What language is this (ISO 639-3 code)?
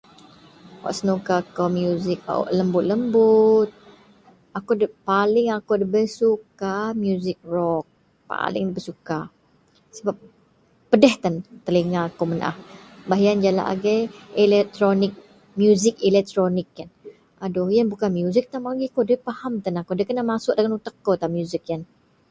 mel